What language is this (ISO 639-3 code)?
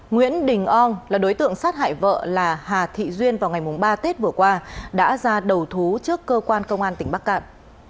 vie